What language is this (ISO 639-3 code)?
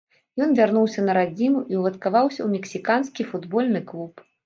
bel